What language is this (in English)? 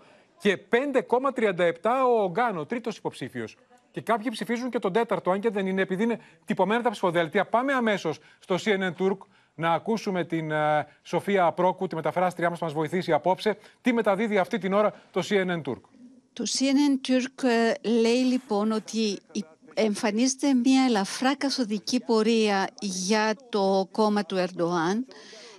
Greek